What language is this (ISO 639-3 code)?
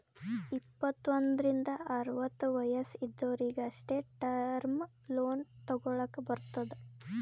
kan